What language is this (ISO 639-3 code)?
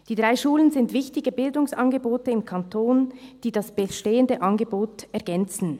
gsw